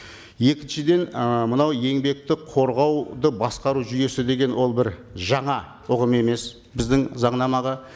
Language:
Kazakh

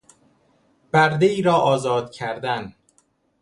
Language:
Persian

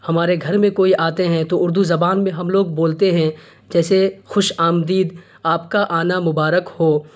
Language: Urdu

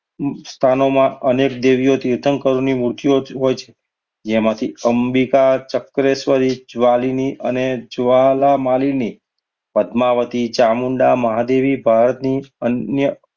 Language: Gujarati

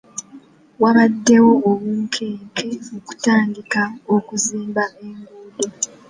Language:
Ganda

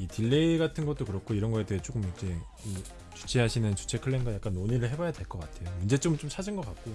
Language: Korean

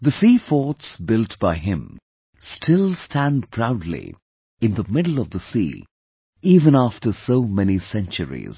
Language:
English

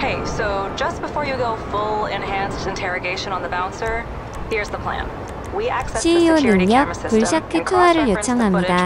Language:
Korean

